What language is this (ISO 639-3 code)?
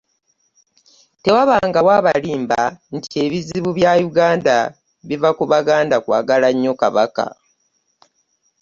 lug